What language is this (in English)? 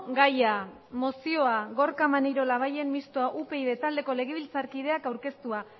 Basque